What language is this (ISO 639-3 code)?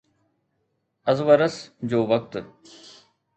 snd